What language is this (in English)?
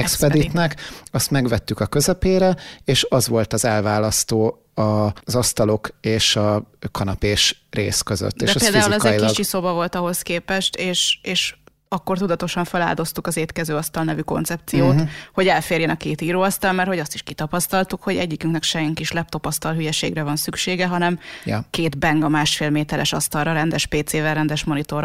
Hungarian